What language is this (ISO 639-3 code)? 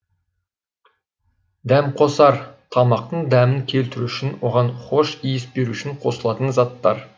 kaz